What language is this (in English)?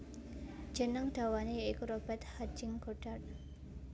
Javanese